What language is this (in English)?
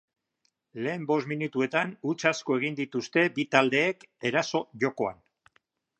Basque